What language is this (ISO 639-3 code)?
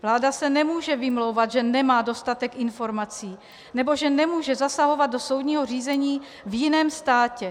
ces